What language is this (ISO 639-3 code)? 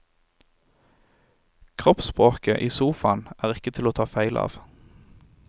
nor